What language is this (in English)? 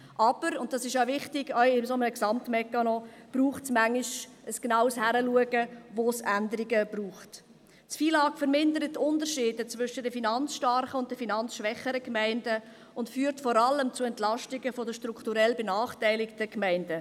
Swiss German